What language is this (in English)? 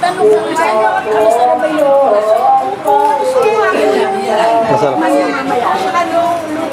Indonesian